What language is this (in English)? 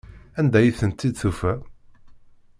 Kabyle